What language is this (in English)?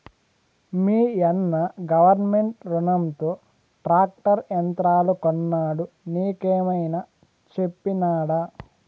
Telugu